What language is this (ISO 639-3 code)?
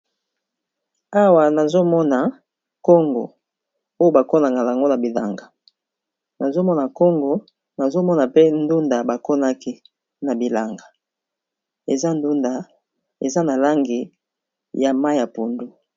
lin